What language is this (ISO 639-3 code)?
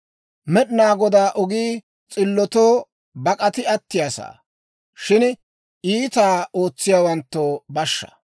dwr